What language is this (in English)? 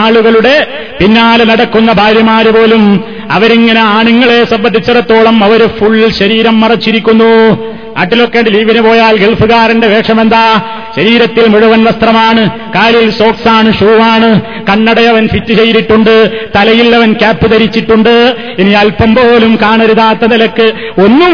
Malayalam